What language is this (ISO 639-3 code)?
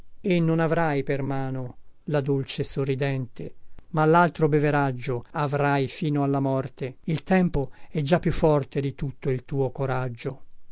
ita